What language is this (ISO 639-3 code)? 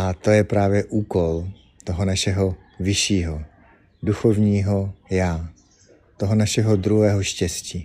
ces